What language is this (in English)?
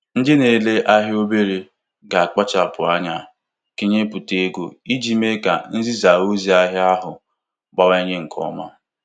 Igbo